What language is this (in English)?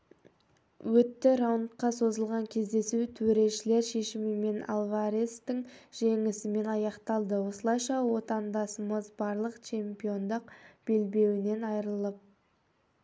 Kazakh